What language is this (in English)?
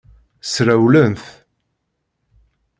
Kabyle